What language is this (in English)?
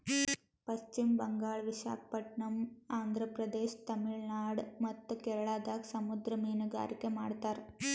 Kannada